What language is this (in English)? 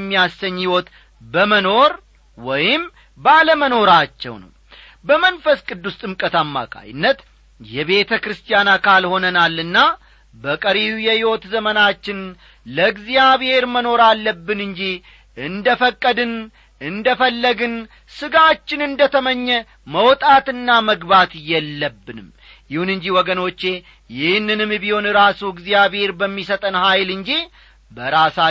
Amharic